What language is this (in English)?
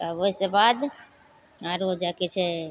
Maithili